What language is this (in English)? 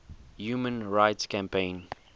English